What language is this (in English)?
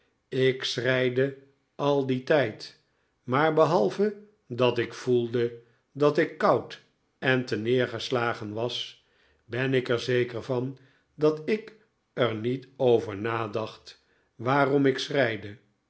Dutch